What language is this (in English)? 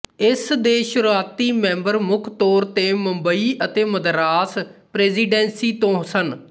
Punjabi